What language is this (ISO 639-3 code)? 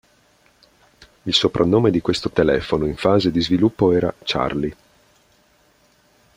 ita